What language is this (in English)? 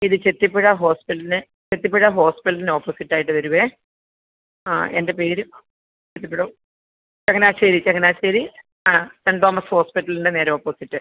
Malayalam